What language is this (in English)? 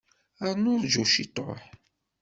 Kabyle